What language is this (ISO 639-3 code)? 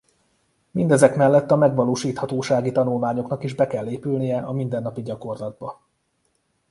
hun